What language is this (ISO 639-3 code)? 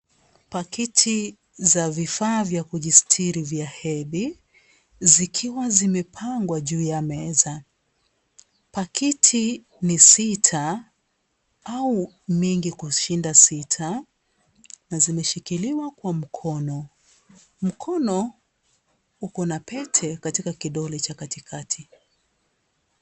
swa